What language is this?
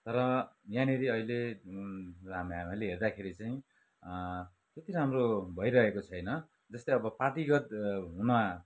Nepali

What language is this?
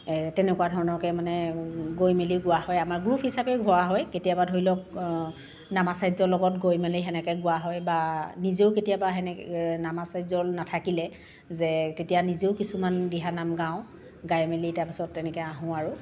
Assamese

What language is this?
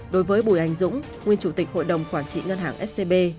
Vietnamese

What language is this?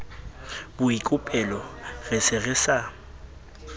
Southern Sotho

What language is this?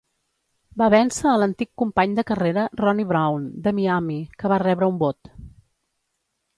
Catalan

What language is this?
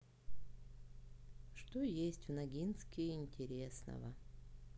Russian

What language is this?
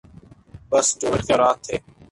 Urdu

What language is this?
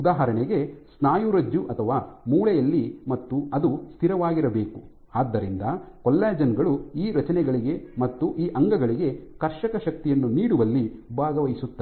Kannada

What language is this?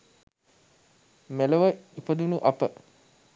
Sinhala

